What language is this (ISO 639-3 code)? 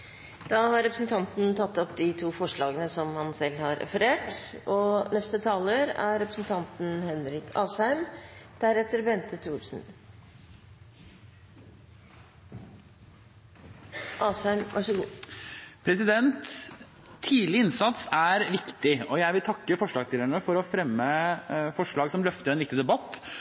nob